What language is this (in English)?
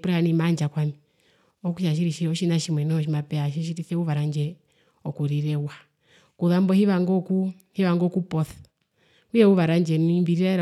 Herero